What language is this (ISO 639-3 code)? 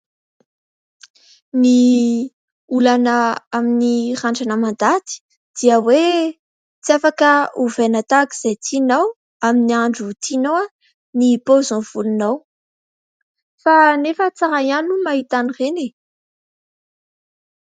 mlg